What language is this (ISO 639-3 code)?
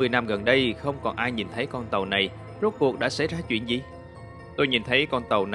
vie